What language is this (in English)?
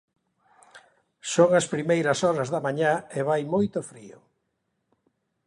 Galician